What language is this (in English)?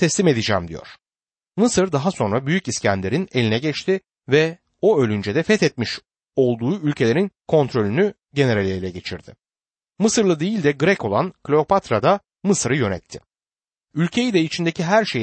Turkish